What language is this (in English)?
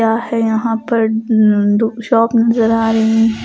Hindi